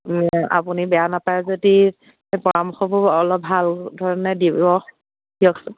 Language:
Assamese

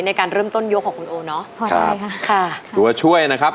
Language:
Thai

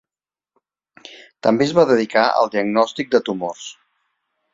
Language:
Catalan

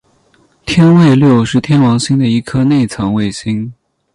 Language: Chinese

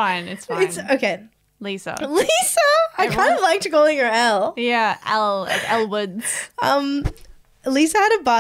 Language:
English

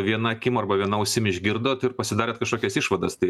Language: Lithuanian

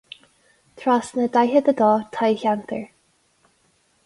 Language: Irish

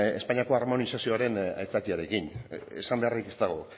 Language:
Basque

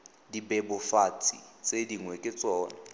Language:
Tswana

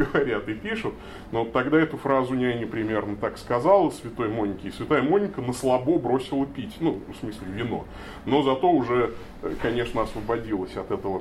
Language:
Russian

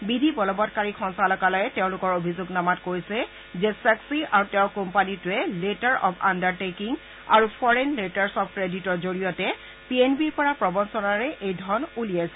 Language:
Assamese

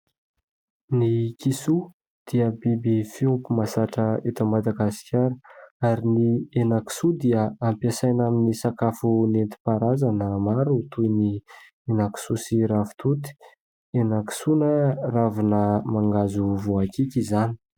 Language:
Malagasy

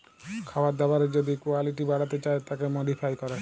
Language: Bangla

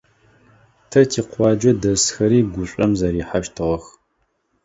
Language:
Adyghe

